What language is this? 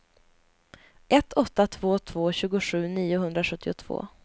Swedish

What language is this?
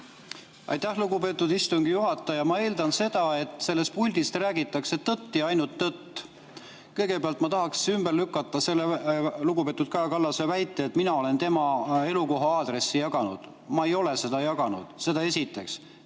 Estonian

